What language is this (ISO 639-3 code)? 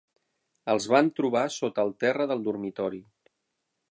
cat